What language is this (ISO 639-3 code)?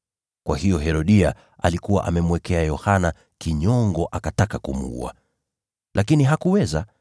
swa